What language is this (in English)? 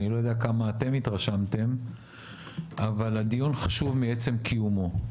Hebrew